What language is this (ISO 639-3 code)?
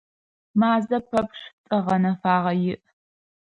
ady